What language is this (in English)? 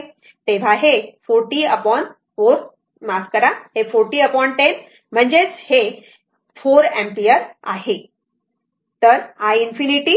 Marathi